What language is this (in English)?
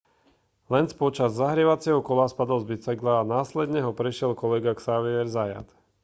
Slovak